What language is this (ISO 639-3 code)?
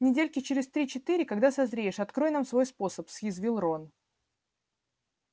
rus